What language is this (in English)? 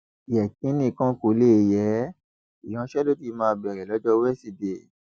Yoruba